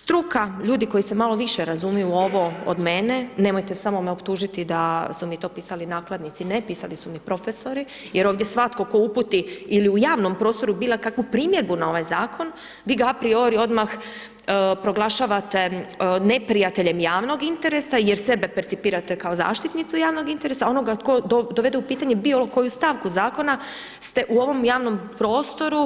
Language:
Croatian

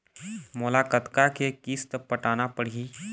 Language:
Chhattisgarhi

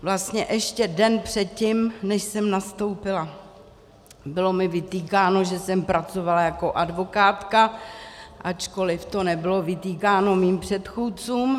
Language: Czech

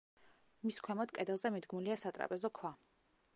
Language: Georgian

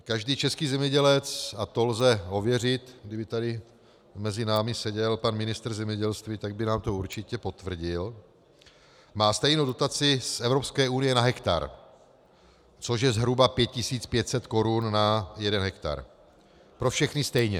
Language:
Czech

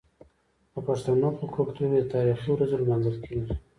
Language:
Pashto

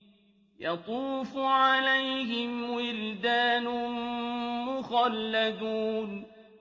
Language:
Arabic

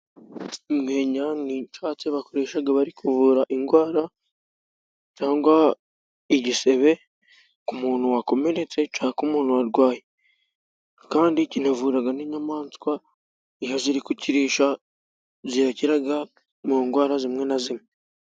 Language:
Kinyarwanda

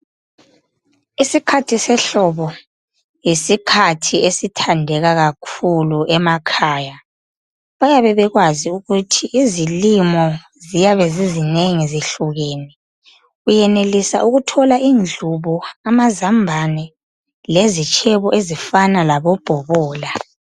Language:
North Ndebele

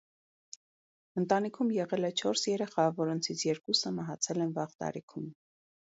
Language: Armenian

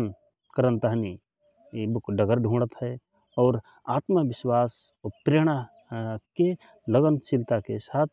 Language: Rana Tharu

